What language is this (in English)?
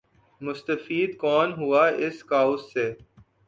Urdu